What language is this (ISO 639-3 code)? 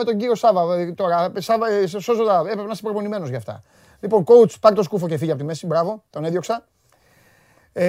ell